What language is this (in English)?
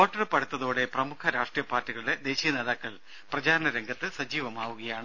Malayalam